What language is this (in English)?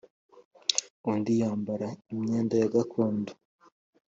Kinyarwanda